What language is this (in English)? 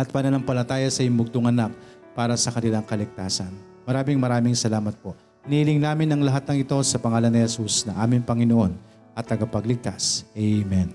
Filipino